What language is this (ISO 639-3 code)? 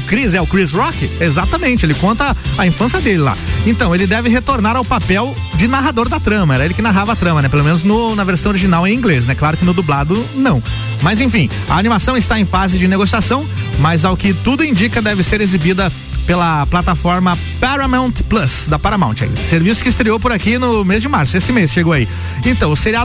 por